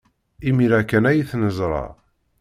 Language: Kabyle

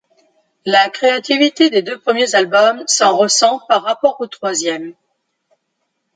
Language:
French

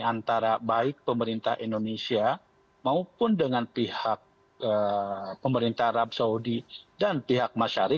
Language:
Indonesian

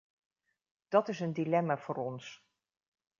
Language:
Dutch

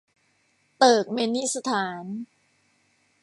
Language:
Thai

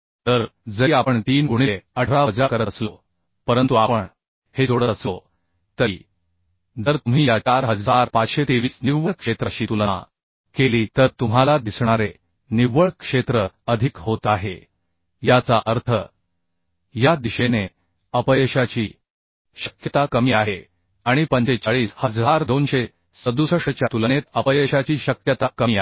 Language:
Marathi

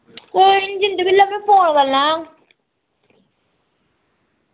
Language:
Dogri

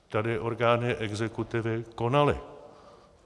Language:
Czech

